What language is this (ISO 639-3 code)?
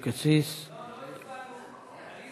heb